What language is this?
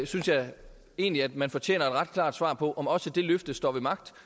Danish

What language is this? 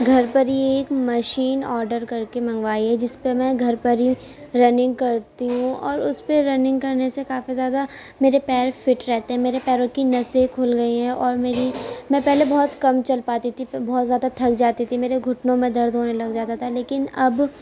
Urdu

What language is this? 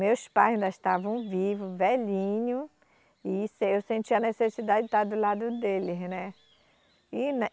Portuguese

